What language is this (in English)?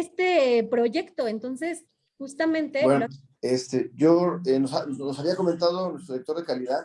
Spanish